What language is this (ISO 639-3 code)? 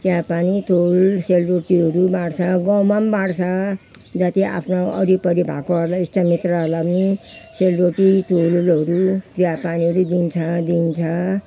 nep